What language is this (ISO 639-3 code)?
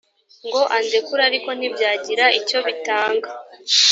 kin